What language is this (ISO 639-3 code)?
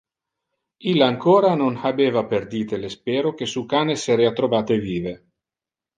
ina